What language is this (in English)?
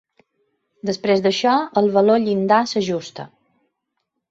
Catalan